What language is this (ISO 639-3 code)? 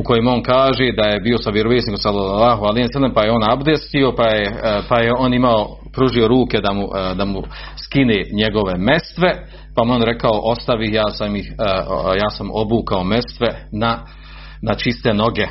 hrv